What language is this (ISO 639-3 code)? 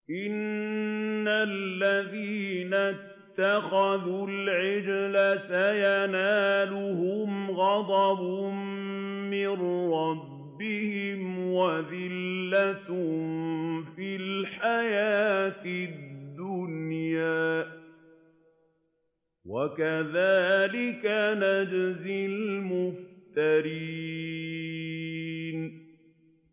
ara